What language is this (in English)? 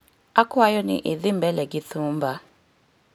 Luo (Kenya and Tanzania)